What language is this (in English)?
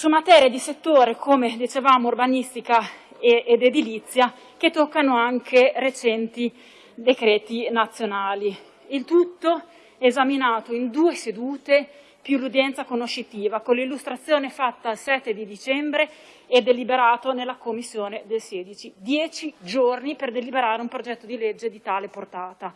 Italian